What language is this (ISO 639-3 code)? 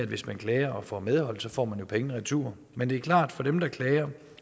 dan